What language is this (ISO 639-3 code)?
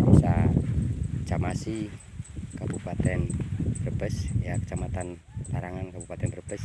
ind